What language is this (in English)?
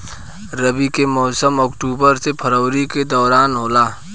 Bhojpuri